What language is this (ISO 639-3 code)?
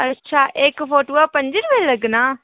doi